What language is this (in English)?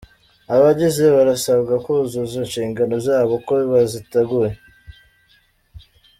Kinyarwanda